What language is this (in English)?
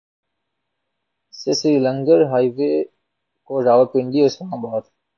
Urdu